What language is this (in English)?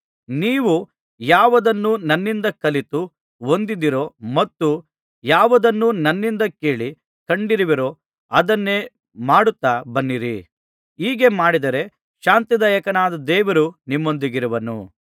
Kannada